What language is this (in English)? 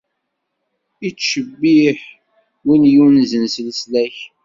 Kabyle